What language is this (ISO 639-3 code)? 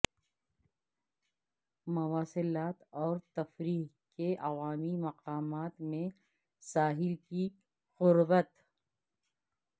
urd